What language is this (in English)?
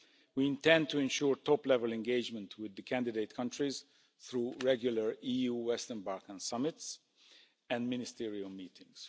English